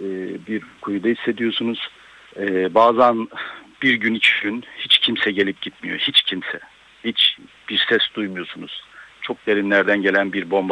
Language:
Turkish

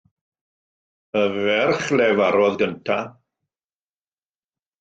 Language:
Welsh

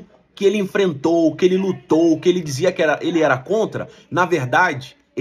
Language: Portuguese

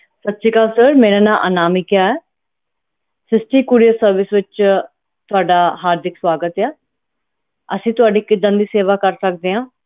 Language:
Punjabi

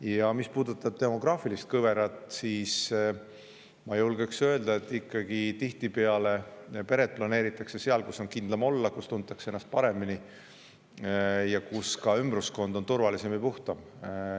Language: Estonian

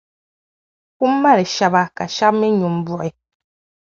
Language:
Dagbani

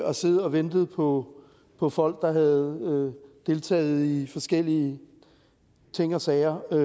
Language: Danish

